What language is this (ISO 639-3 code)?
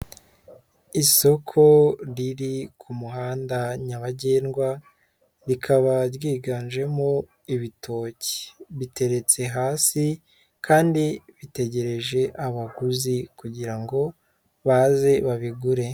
kin